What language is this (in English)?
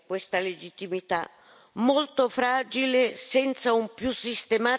Italian